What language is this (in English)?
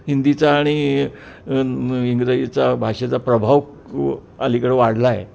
Marathi